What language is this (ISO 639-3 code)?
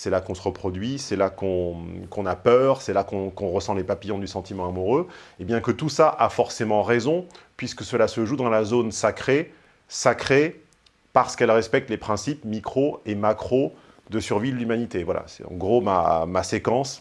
fra